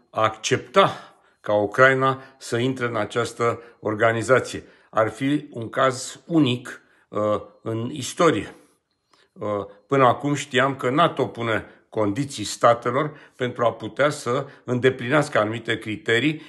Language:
Romanian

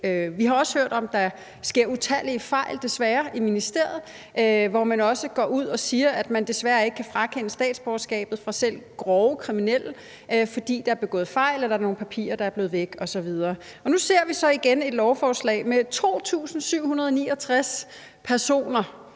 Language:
Danish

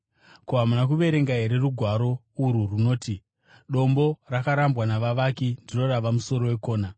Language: Shona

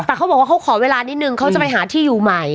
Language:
Thai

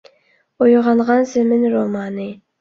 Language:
Uyghur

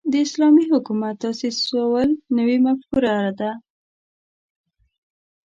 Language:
Pashto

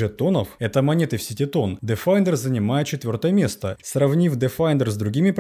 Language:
Russian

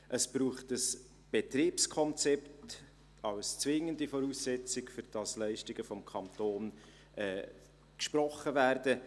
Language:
Swiss German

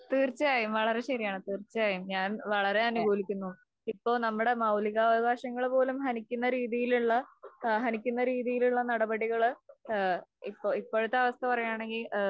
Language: Malayalam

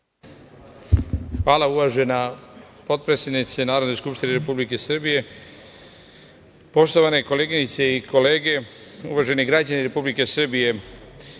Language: Serbian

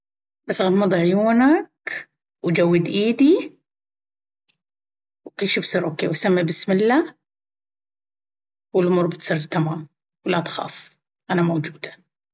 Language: Baharna Arabic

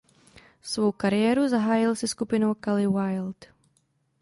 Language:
Czech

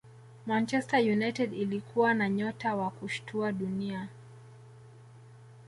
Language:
Swahili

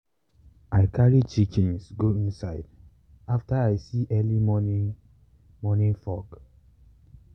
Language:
Nigerian Pidgin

